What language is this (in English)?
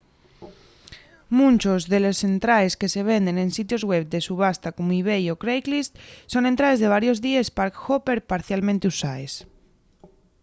Asturian